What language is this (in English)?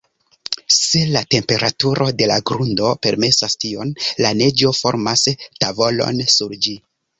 Esperanto